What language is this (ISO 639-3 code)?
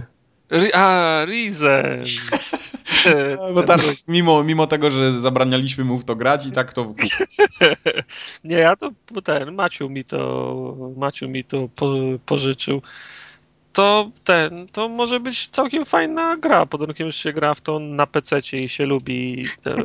pol